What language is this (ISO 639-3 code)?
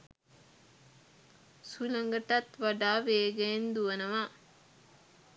sin